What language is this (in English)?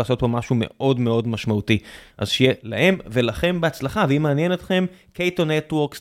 Hebrew